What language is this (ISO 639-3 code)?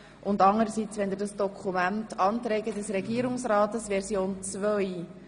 gsw